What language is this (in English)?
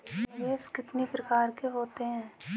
Hindi